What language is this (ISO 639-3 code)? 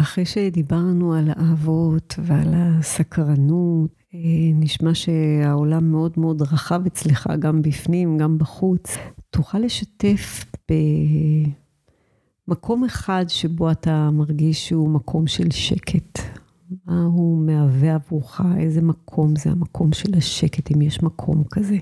heb